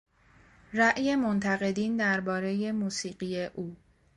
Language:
Persian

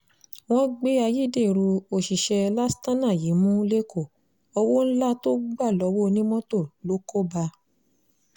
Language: Yoruba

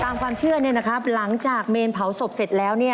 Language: Thai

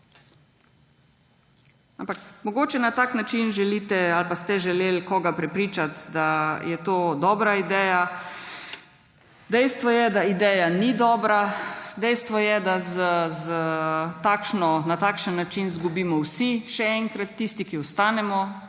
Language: Slovenian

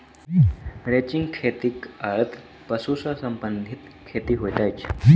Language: Maithili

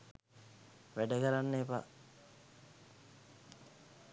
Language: Sinhala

